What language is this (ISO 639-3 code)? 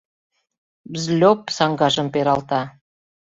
chm